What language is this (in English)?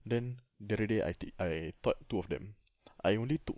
English